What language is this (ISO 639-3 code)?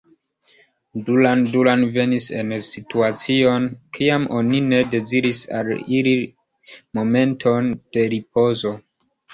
epo